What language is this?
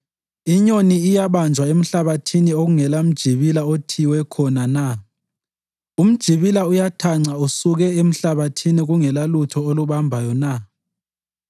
North Ndebele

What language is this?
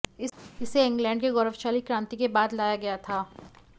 Hindi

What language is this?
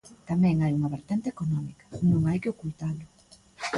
Galician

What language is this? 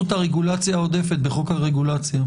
Hebrew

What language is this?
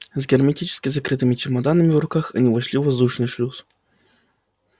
Russian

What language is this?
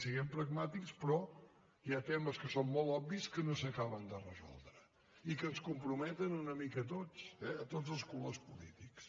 Catalan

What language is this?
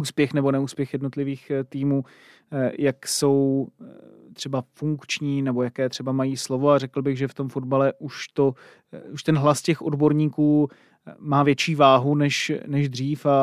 Czech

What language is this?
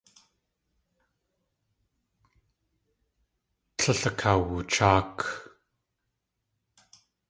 Tlingit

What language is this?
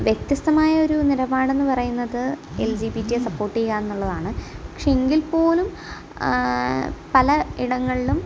Malayalam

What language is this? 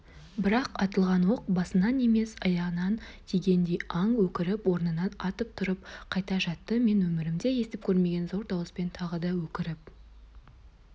Kazakh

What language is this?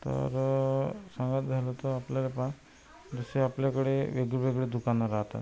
Marathi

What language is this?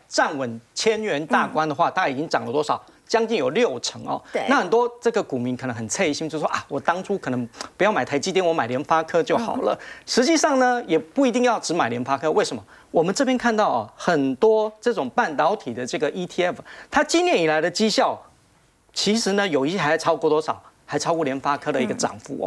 Chinese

